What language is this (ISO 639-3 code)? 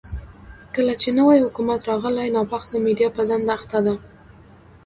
pus